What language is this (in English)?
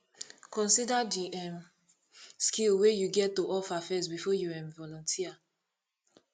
Nigerian Pidgin